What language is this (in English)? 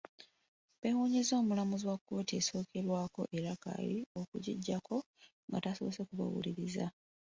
Ganda